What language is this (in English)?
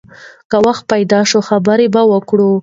Pashto